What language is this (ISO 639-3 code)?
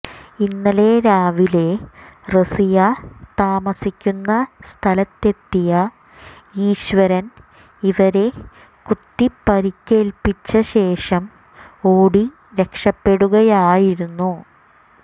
mal